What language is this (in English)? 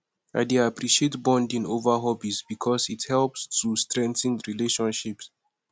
Nigerian Pidgin